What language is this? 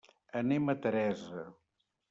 Catalan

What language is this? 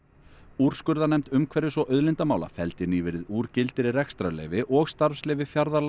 Icelandic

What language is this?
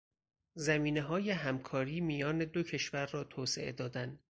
Persian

